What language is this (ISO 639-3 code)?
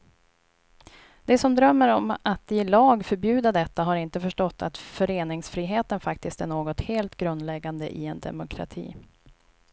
swe